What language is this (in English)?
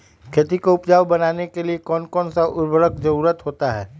Magahi